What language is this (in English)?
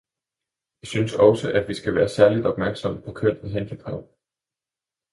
Danish